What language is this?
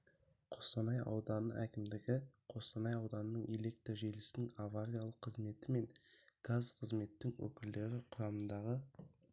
Kazakh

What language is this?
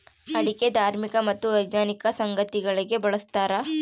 Kannada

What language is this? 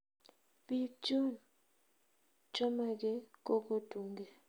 Kalenjin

